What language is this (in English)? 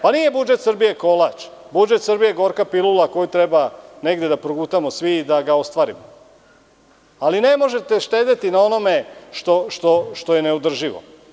Serbian